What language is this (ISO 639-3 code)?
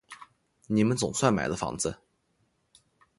zho